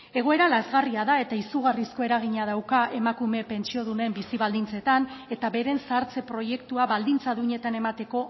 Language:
Basque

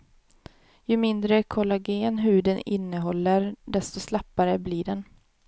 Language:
Swedish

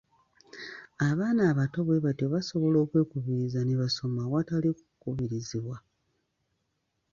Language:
Ganda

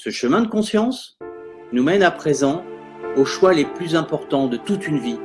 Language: French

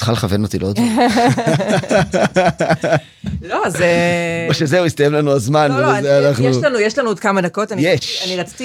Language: Hebrew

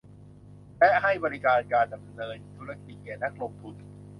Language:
Thai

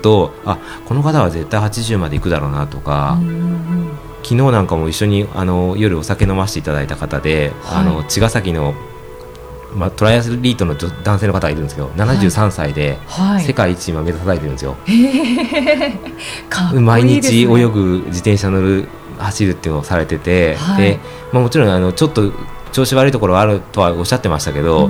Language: Japanese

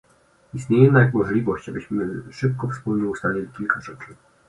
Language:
Polish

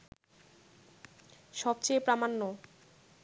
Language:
Bangla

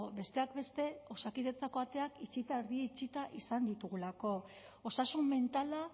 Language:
Basque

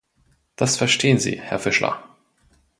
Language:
German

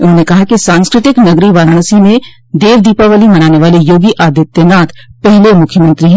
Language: Hindi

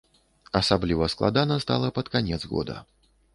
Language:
Belarusian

